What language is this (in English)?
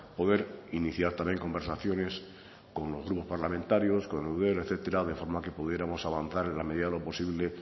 Spanish